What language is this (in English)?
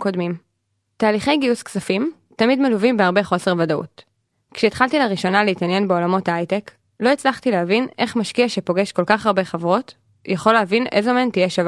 Hebrew